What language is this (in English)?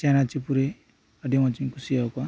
Santali